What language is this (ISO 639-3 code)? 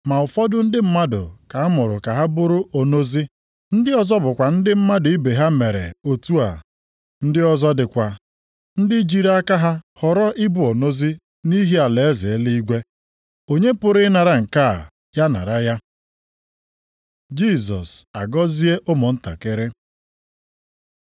ibo